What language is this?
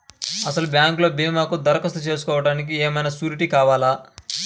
Telugu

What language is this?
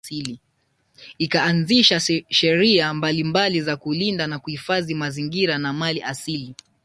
Swahili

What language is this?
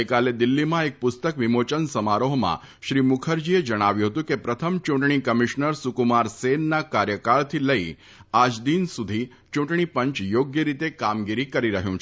Gujarati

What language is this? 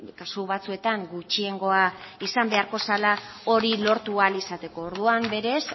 Basque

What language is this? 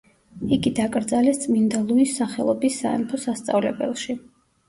Georgian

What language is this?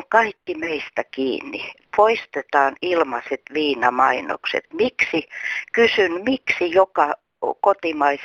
Finnish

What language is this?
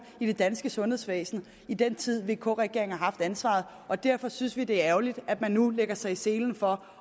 Danish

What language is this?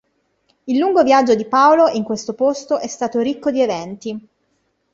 Italian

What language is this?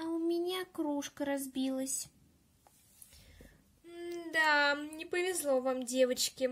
Russian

